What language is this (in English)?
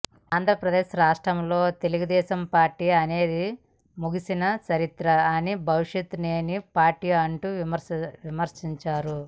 Telugu